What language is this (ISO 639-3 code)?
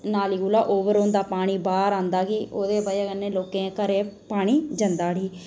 doi